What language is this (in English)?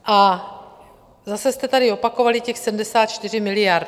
Czech